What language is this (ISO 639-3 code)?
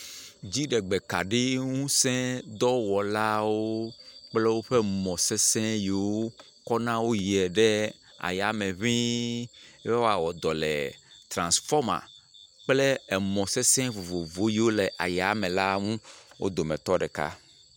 ewe